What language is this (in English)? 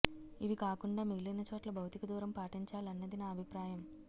Telugu